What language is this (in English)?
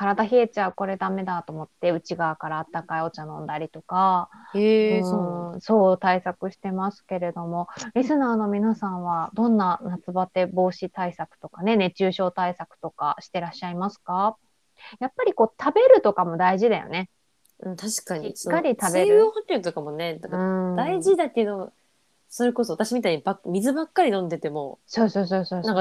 Japanese